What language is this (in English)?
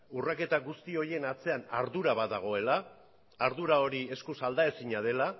Basque